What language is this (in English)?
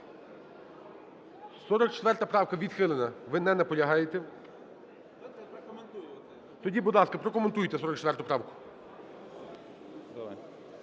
Ukrainian